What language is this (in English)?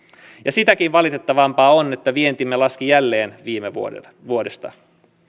Finnish